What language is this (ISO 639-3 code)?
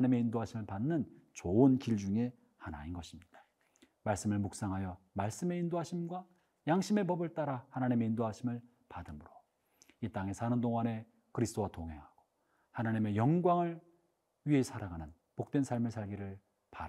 kor